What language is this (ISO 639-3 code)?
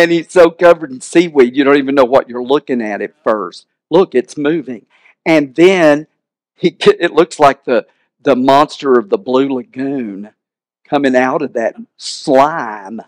eng